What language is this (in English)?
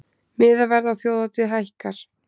Icelandic